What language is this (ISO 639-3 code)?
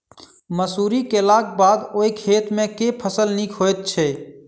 mai